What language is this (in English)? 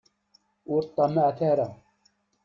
Kabyle